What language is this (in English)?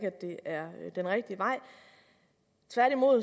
Danish